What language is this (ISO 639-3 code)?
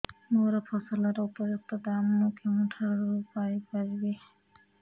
ori